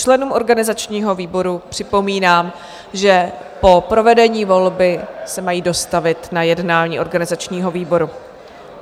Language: Czech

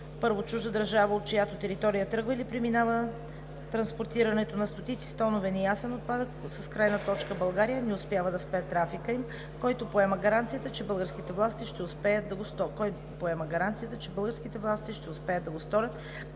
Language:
Bulgarian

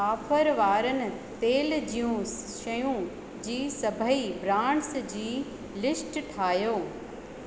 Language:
Sindhi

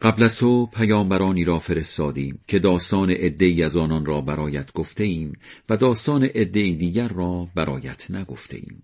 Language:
Persian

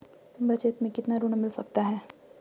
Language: Hindi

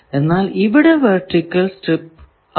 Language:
Malayalam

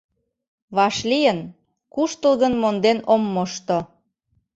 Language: Mari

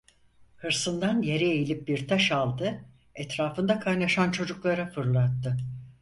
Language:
Turkish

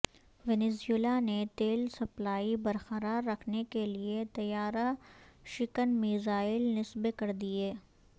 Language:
Urdu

